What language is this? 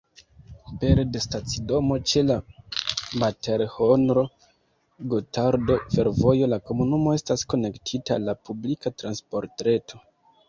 Esperanto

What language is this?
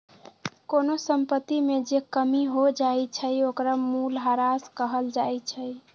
Magahi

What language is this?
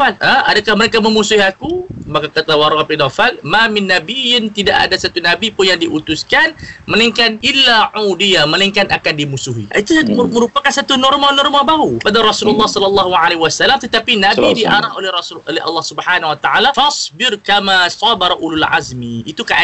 Malay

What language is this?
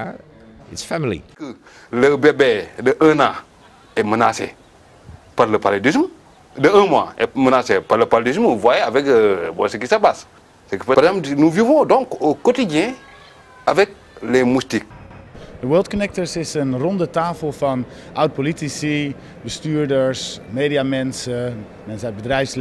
Dutch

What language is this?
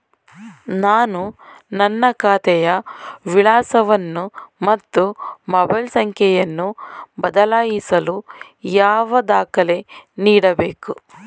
Kannada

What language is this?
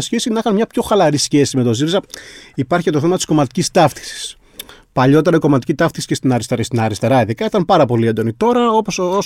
Greek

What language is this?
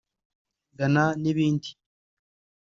Kinyarwanda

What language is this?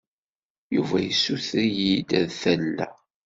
Kabyle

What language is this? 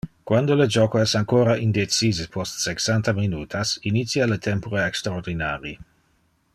Interlingua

